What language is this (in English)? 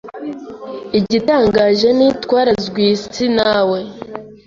Kinyarwanda